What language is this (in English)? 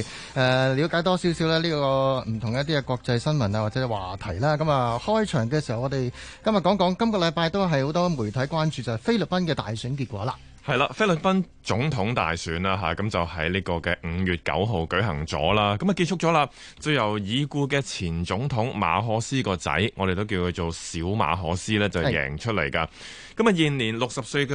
Chinese